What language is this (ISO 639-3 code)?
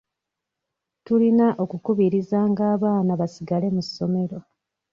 lug